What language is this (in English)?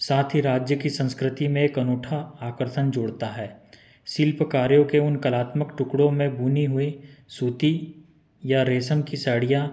Hindi